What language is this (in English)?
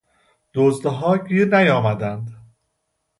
Persian